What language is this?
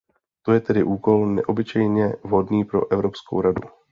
Czech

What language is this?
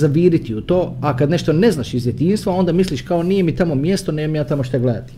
Croatian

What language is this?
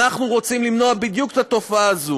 Hebrew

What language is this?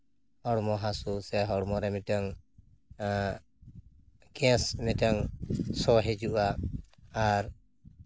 Santali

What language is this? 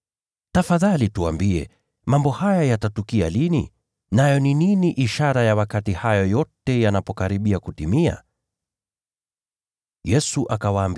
Swahili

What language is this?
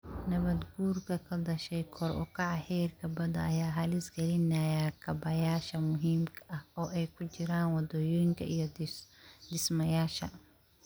Somali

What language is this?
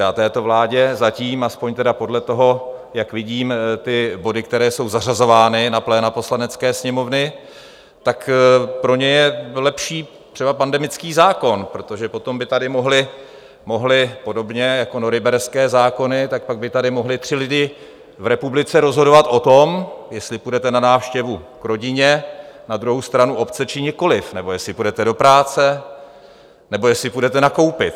Czech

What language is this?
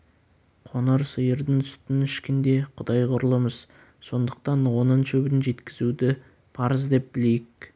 Kazakh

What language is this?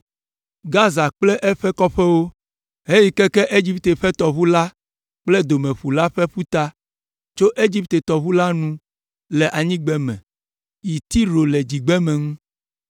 Ewe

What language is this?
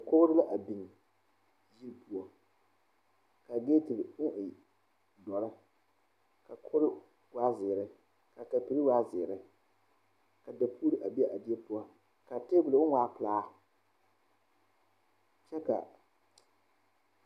Southern Dagaare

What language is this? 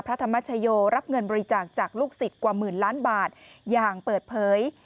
Thai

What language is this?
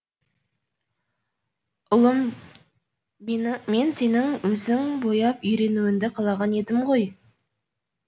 Kazakh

